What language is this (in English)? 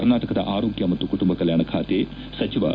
Kannada